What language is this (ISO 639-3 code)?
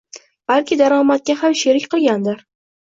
uzb